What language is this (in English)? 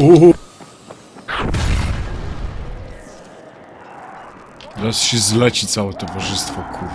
Polish